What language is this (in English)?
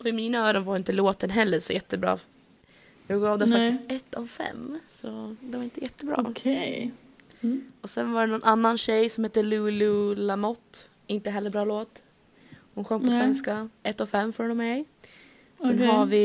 Swedish